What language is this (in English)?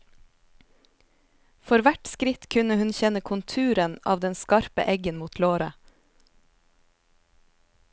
Norwegian